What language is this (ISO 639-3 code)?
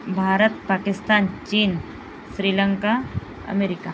mar